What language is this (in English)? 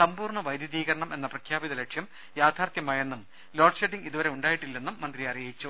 Malayalam